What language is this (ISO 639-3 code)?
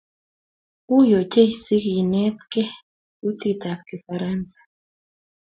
kln